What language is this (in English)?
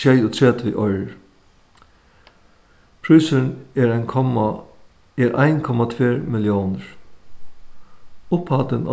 Faroese